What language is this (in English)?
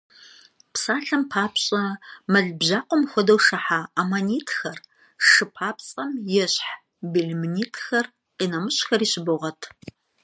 Kabardian